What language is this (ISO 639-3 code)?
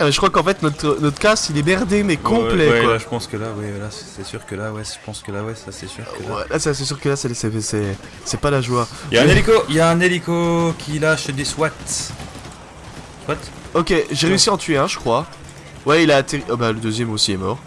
fra